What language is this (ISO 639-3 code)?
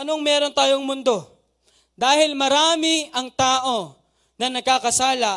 fil